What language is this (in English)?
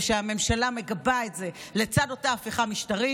Hebrew